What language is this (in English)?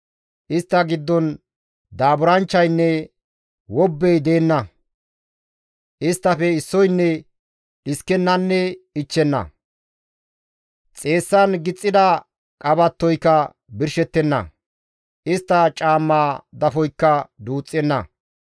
Gamo